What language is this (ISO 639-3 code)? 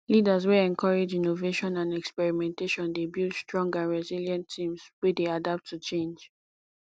pcm